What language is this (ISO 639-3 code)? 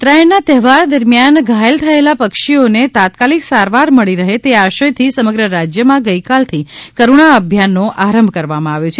guj